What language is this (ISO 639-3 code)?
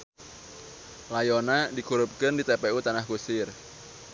sun